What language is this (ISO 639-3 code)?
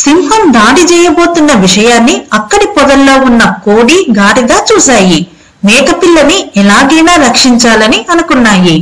tel